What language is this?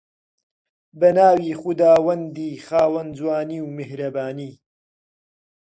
Central Kurdish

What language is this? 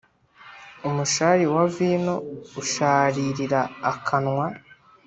Kinyarwanda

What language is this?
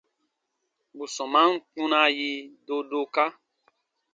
Baatonum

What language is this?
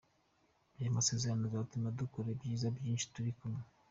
Kinyarwanda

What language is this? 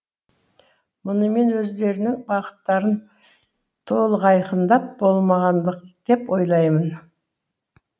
Kazakh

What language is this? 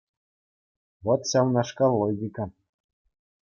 Chuvash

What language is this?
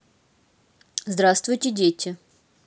Russian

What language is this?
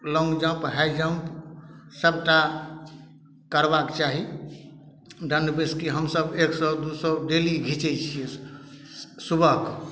Maithili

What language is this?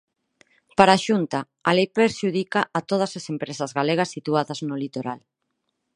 Galician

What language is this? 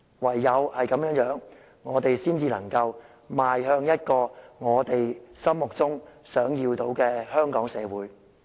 Cantonese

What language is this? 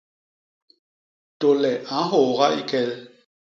Basaa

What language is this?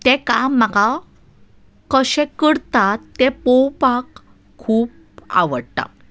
Konkani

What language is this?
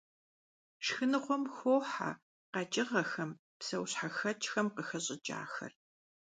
Kabardian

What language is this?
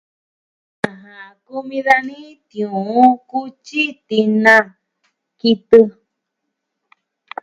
Southwestern Tlaxiaco Mixtec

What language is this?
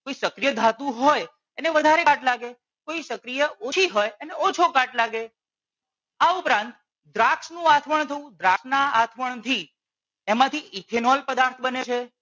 Gujarati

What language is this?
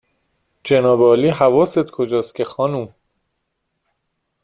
Persian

